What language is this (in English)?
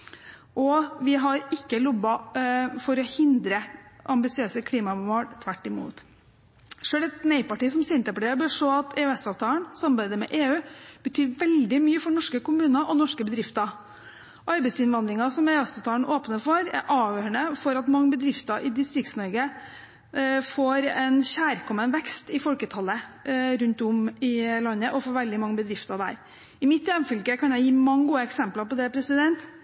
Norwegian Bokmål